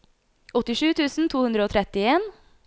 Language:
Norwegian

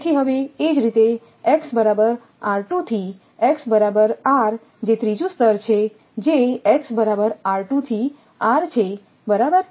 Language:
Gujarati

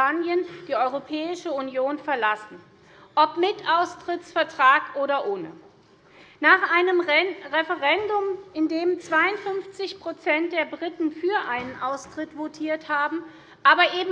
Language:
German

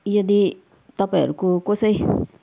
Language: Nepali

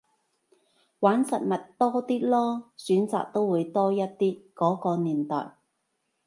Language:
Cantonese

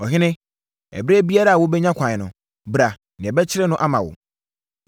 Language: Akan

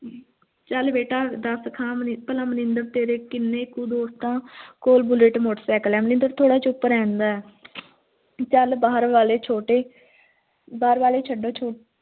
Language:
Punjabi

